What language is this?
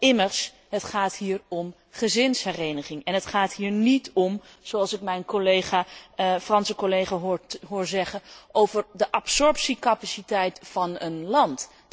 Dutch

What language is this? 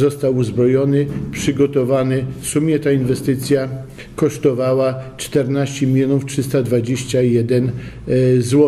Polish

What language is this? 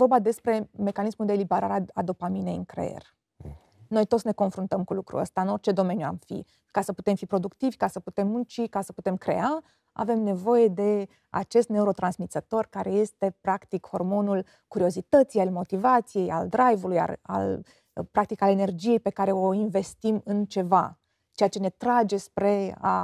Romanian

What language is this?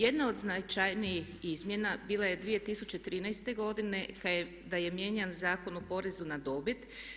Croatian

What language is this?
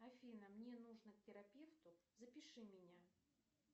Russian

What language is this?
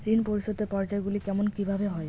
Bangla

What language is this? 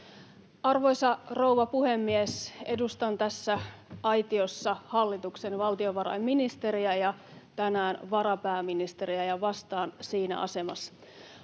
Finnish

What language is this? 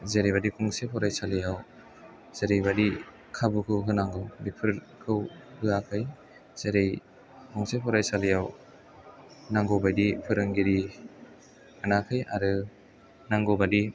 Bodo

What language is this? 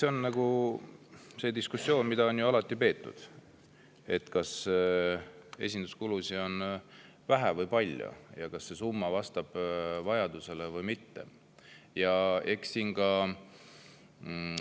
Estonian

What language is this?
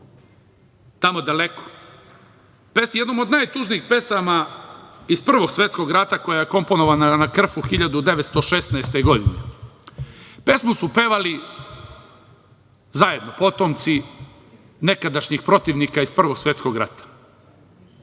Serbian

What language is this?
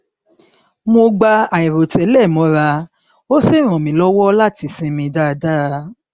Yoruba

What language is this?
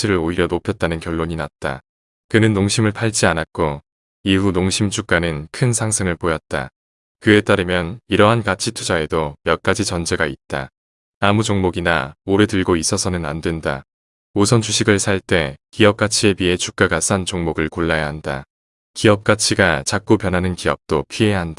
Korean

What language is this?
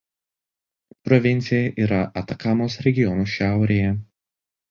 Lithuanian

